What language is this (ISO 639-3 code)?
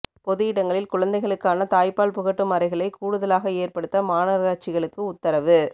tam